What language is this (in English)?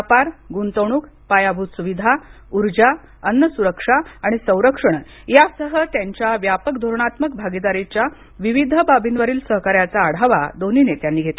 Marathi